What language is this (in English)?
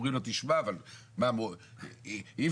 Hebrew